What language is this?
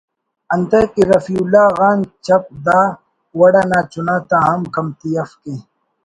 Brahui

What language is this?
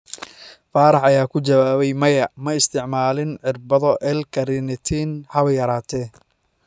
Somali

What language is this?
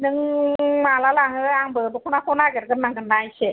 Bodo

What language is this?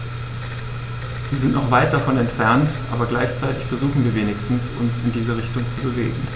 German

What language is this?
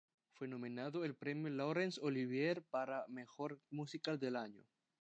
Spanish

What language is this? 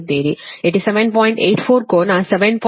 Kannada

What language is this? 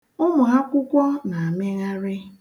Igbo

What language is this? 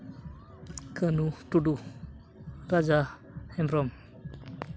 Santali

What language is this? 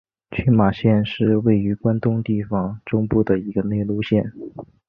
Chinese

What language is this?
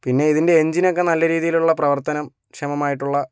Malayalam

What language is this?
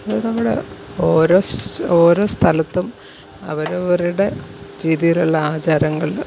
Malayalam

